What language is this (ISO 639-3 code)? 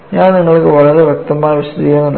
mal